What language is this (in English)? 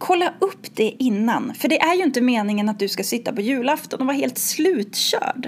Swedish